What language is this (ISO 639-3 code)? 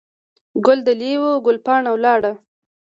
pus